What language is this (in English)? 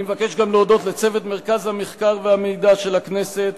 Hebrew